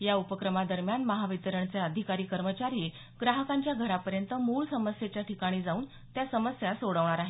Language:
Marathi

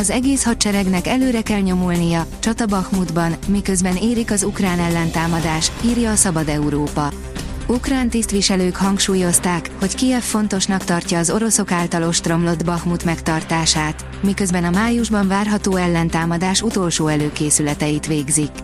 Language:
Hungarian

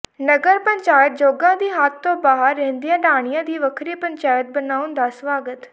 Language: Punjabi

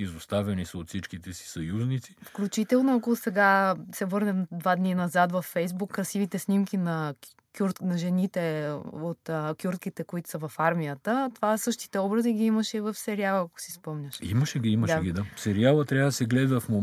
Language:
Bulgarian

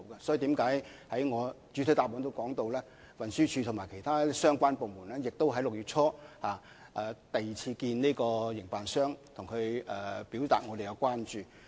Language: Cantonese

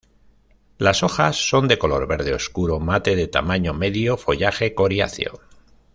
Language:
Spanish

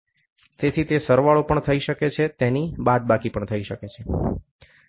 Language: Gujarati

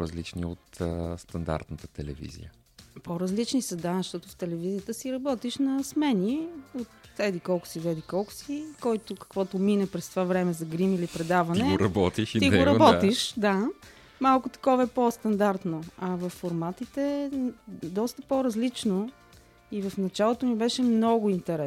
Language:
Bulgarian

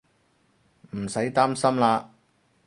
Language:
Cantonese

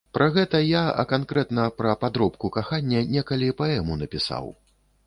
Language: Belarusian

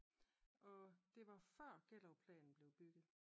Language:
Danish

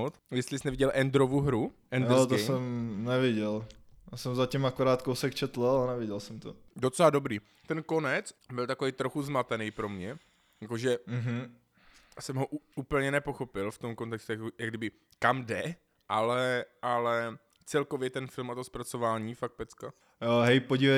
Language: Czech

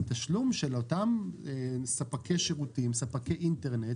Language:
Hebrew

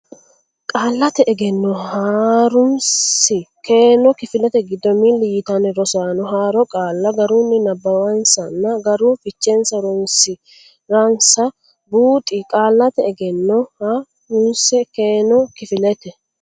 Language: Sidamo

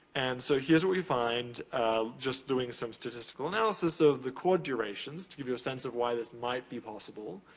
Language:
English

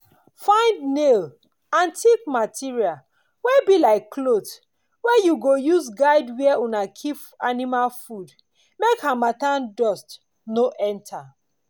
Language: Nigerian Pidgin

